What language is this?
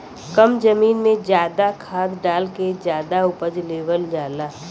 Bhojpuri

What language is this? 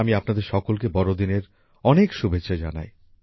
Bangla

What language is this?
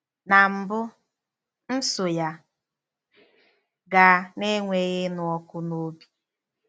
Igbo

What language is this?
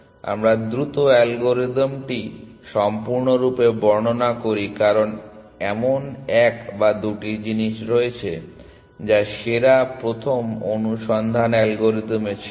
Bangla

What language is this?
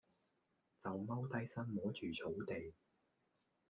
Cantonese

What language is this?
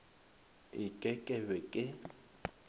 Northern Sotho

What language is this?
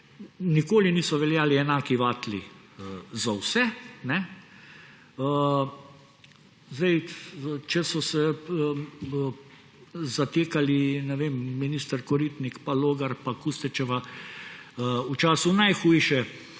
Slovenian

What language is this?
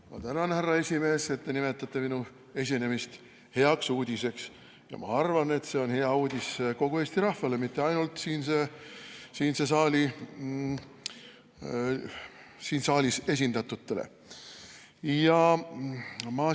Estonian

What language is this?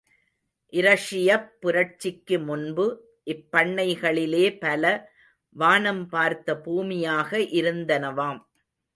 Tamil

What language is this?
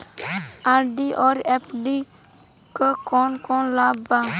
Bhojpuri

